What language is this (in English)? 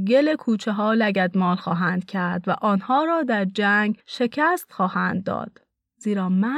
Persian